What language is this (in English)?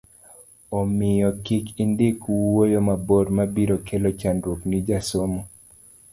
Luo (Kenya and Tanzania)